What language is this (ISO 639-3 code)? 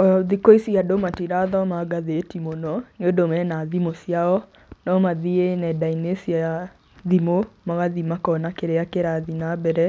kik